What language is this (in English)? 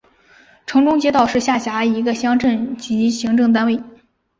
Chinese